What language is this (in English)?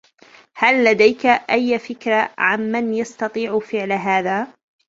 Arabic